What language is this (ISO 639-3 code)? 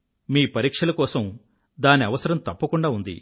tel